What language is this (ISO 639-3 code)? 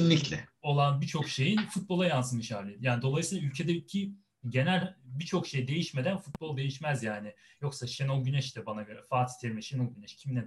tur